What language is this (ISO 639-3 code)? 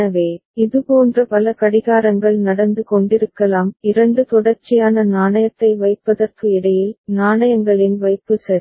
tam